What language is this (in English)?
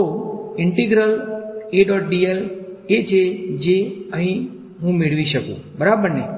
Gujarati